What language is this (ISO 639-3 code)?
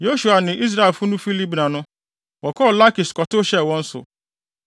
aka